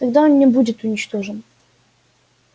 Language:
Russian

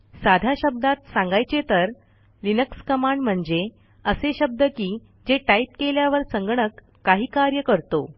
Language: Marathi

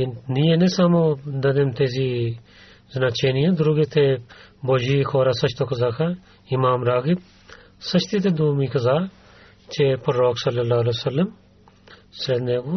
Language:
Bulgarian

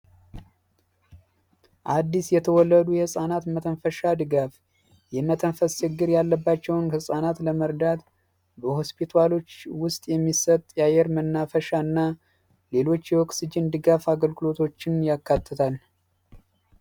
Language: Amharic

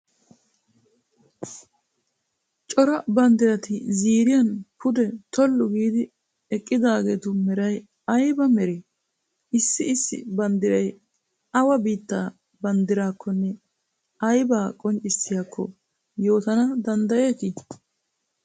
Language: Wolaytta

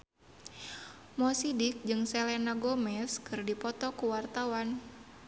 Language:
Sundanese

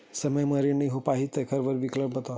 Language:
Chhattisgarhi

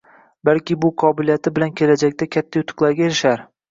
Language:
Uzbek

